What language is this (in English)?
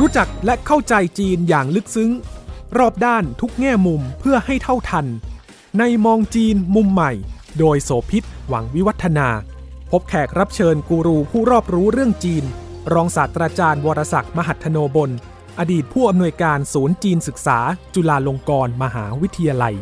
Thai